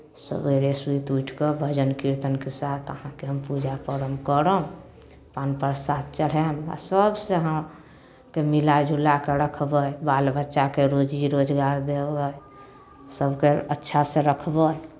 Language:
Maithili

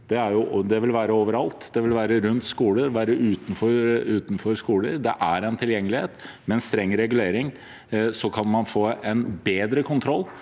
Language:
Norwegian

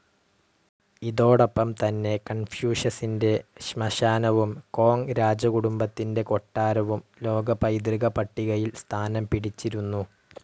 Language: Malayalam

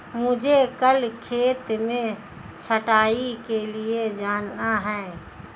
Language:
Hindi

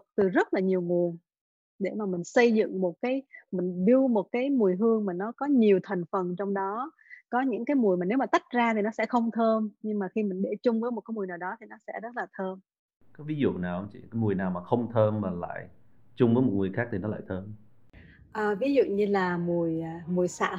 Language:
Vietnamese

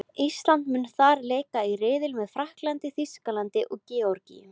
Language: Icelandic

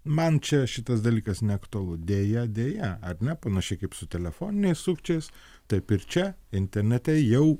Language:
Lithuanian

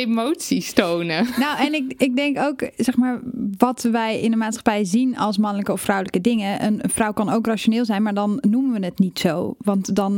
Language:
Dutch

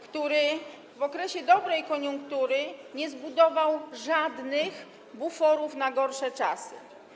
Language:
Polish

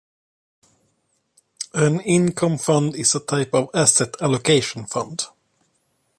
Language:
English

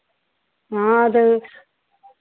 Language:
Hindi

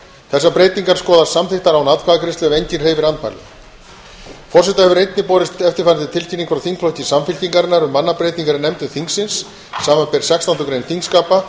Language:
Icelandic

